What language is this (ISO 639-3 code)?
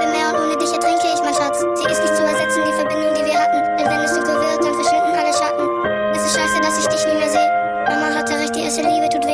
vie